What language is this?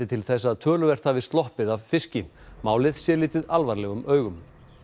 Icelandic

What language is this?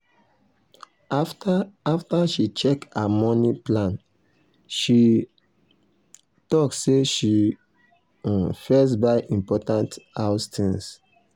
Nigerian Pidgin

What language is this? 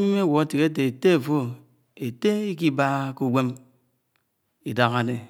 Anaang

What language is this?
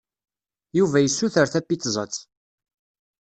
Kabyle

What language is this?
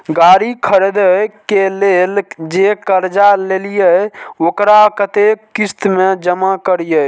Maithili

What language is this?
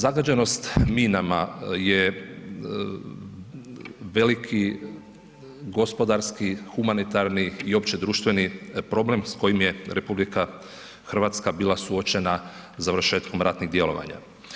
Croatian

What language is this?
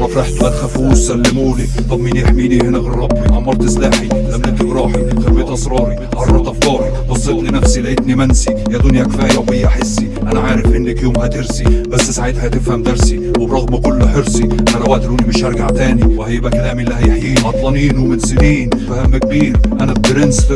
Arabic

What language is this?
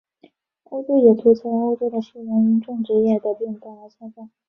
Chinese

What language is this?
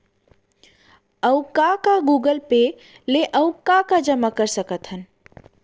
Chhattisgarhi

